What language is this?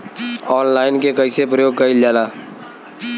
Bhojpuri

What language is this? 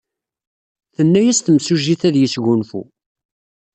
Kabyle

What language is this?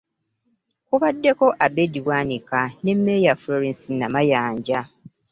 Ganda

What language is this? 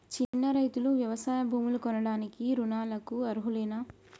Telugu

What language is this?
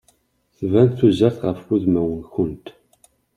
Kabyle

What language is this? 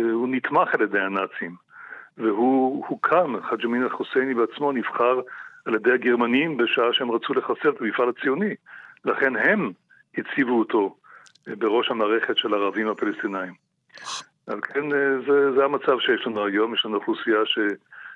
Hebrew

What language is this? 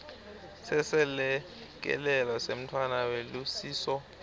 Swati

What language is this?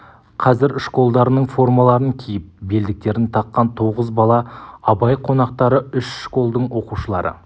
Kazakh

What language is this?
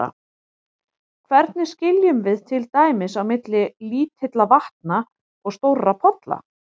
Icelandic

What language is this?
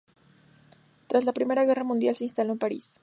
Spanish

